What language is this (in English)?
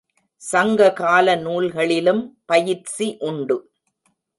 Tamil